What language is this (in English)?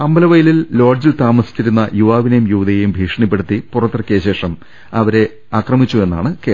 Malayalam